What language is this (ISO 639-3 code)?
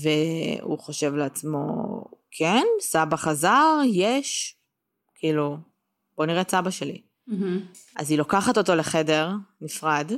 heb